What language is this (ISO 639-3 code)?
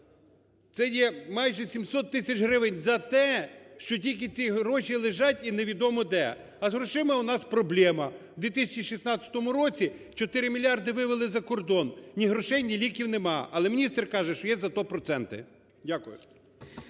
ukr